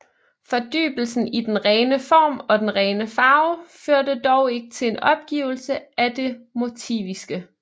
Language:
Danish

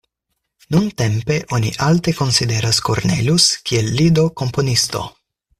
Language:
Esperanto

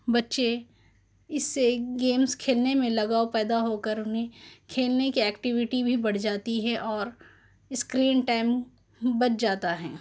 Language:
Urdu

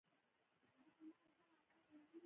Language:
Pashto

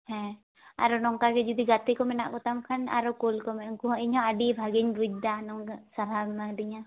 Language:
Santali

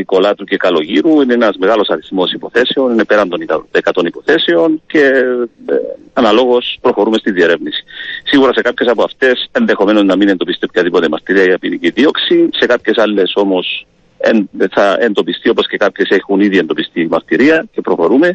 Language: Greek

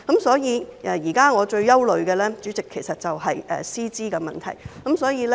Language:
Cantonese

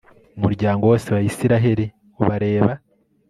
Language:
Kinyarwanda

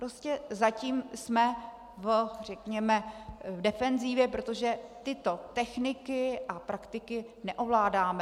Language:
Czech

